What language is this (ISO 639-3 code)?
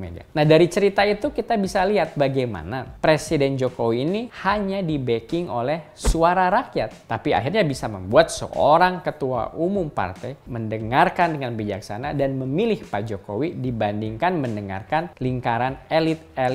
ind